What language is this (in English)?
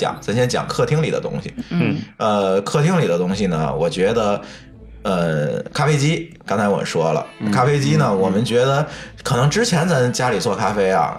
Chinese